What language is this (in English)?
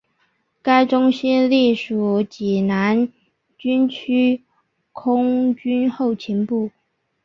Chinese